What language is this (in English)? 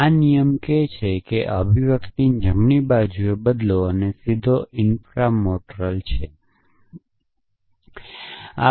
Gujarati